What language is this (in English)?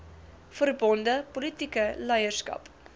Afrikaans